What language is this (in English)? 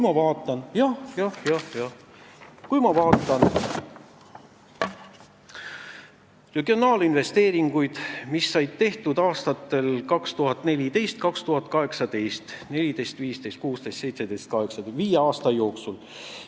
Estonian